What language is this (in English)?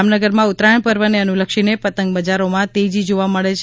Gujarati